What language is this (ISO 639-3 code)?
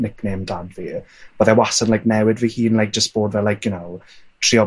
cym